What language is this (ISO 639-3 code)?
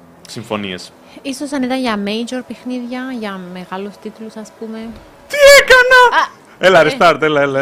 ell